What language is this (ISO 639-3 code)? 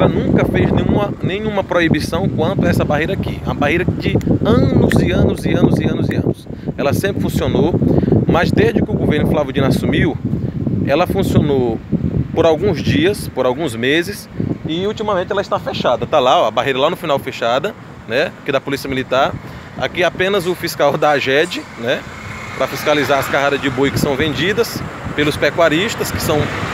por